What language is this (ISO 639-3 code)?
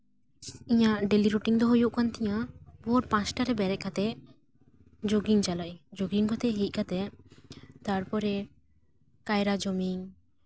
sat